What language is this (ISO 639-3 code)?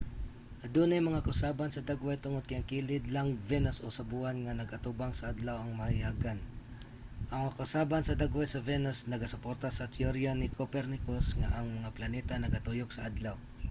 ceb